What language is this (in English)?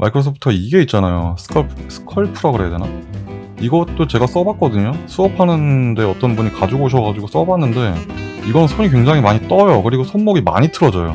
Korean